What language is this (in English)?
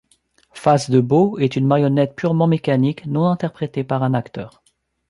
French